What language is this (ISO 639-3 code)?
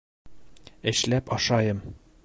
bak